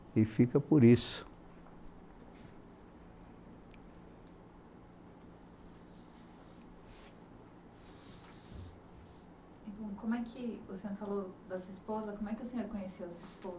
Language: Portuguese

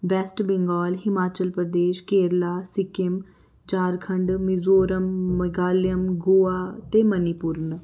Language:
Dogri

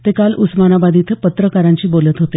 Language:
Marathi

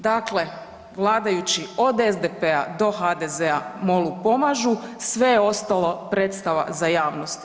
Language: Croatian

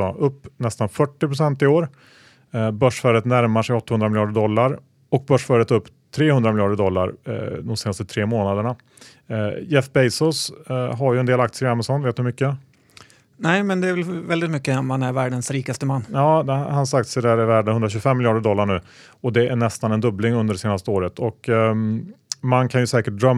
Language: Swedish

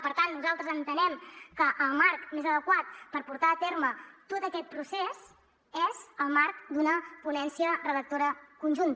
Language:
Catalan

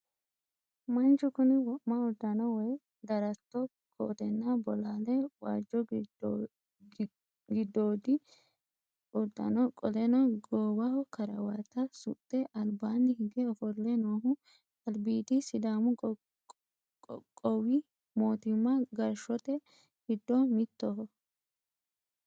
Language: Sidamo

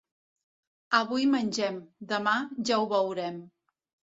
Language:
Catalan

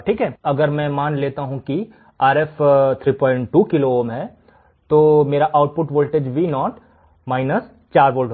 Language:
Hindi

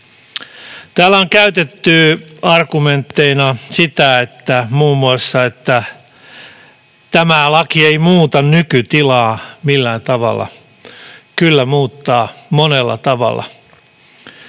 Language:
Finnish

